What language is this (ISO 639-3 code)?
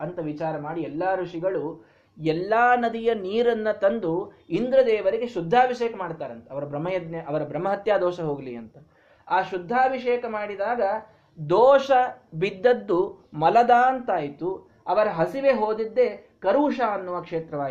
kan